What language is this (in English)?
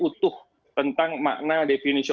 Indonesian